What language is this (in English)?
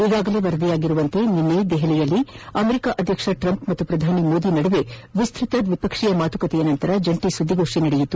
Kannada